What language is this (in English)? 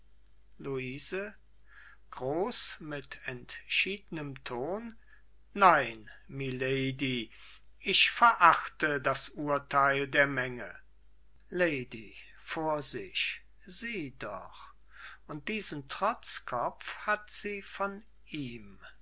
German